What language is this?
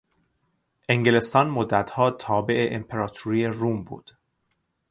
Persian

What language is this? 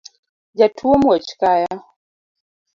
Luo (Kenya and Tanzania)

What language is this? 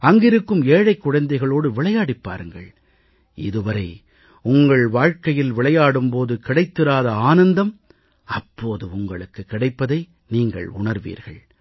Tamil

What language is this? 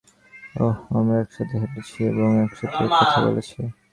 Bangla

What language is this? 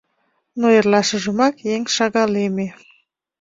Mari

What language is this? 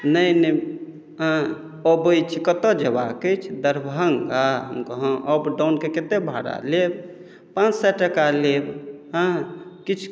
Maithili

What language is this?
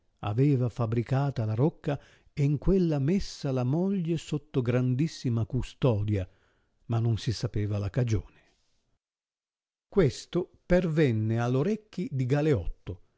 Italian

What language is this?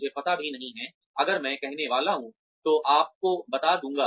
Hindi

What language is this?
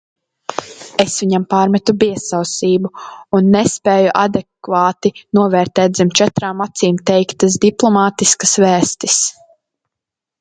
Latvian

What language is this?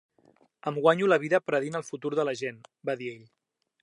Catalan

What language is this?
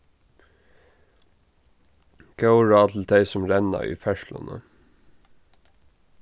Faroese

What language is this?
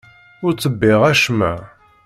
Kabyle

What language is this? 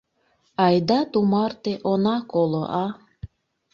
Mari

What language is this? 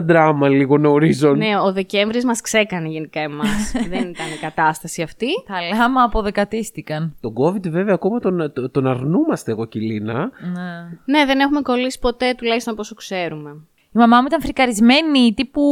Greek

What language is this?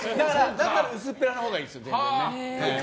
Japanese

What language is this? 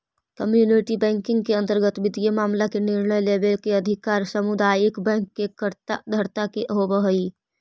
Magahi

